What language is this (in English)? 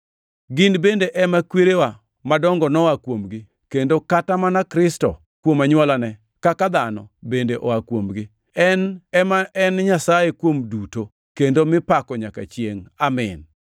Luo (Kenya and Tanzania)